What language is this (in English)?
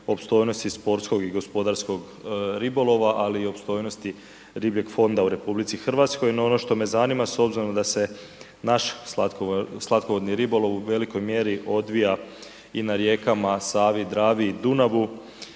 Croatian